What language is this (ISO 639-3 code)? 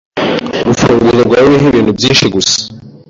kin